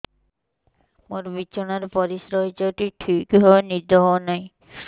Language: Odia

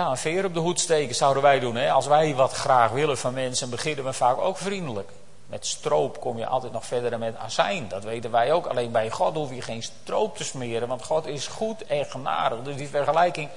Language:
Dutch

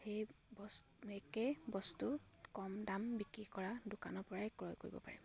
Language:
Assamese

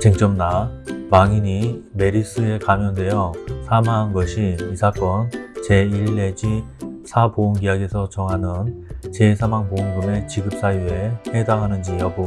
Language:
Korean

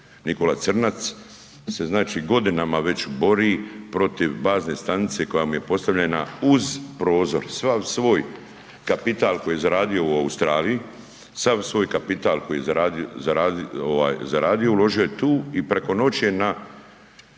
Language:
Croatian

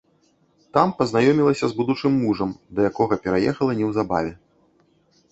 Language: Belarusian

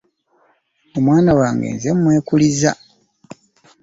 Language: Ganda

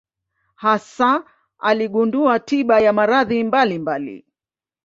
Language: Swahili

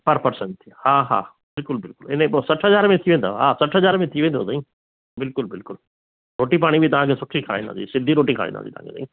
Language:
Sindhi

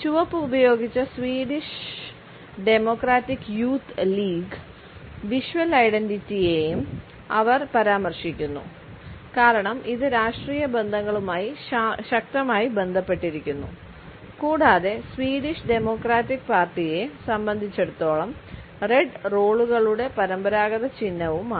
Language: Malayalam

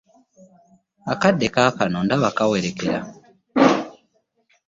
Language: Ganda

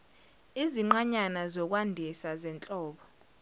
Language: Zulu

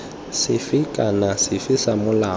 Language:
Tswana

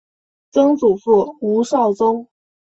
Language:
Chinese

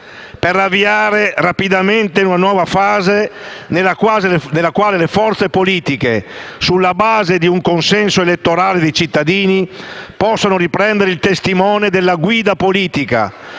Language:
Italian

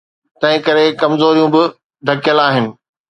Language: Sindhi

